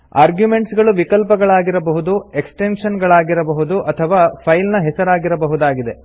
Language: Kannada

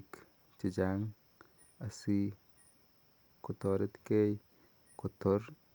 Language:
Kalenjin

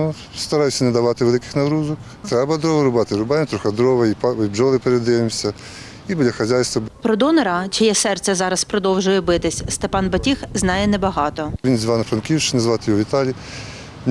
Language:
Ukrainian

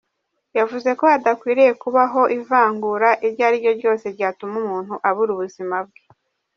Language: Kinyarwanda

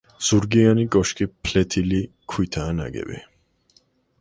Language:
Georgian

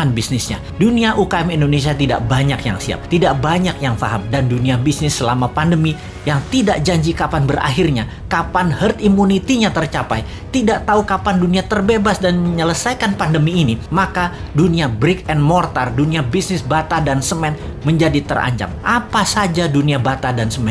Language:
Indonesian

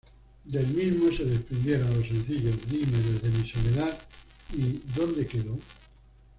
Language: Spanish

